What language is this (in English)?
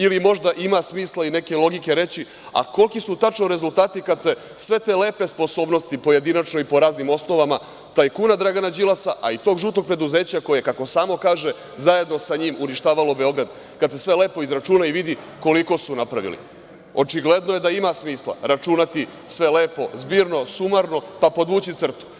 Serbian